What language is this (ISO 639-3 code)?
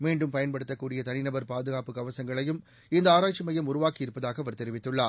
tam